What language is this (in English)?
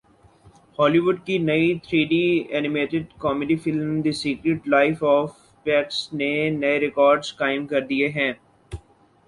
Urdu